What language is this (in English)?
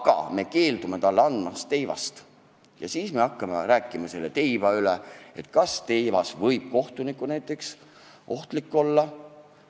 Estonian